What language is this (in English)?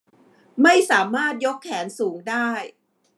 Thai